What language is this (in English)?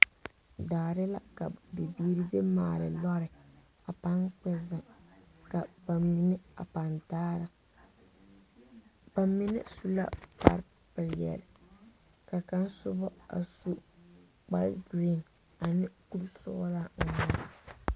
Southern Dagaare